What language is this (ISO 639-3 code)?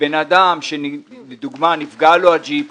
heb